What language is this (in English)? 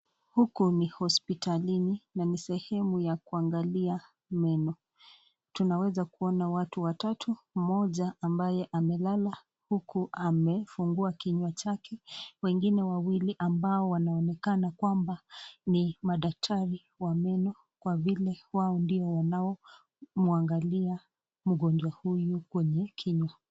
Swahili